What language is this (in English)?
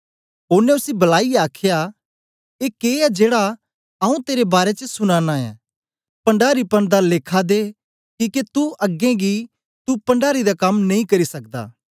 Dogri